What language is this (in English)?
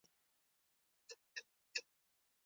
Pashto